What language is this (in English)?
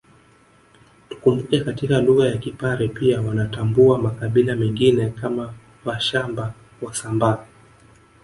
Swahili